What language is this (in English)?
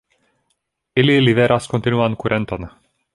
Esperanto